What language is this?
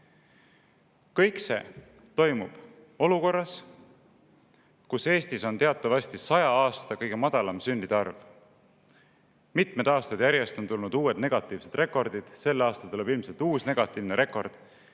Estonian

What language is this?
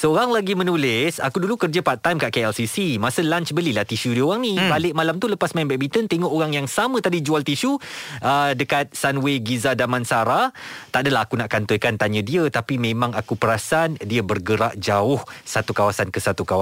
Malay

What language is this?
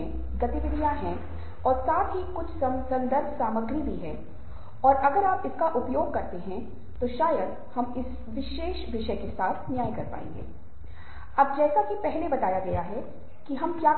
Hindi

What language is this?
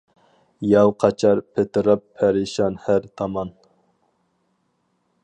Uyghur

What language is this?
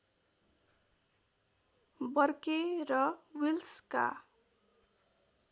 Nepali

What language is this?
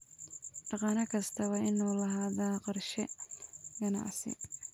Somali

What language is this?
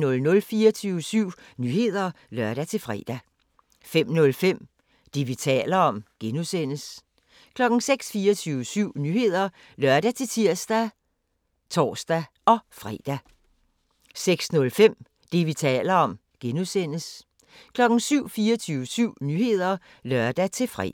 Danish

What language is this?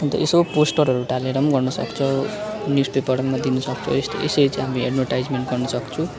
Nepali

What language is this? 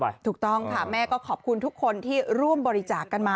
Thai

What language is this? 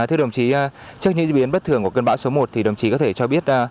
Vietnamese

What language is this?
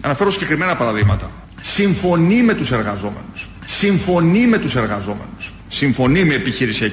Greek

